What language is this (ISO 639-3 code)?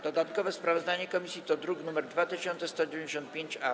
pol